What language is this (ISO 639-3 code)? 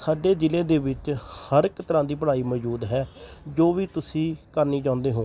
pan